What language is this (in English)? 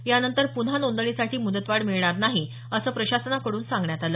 Marathi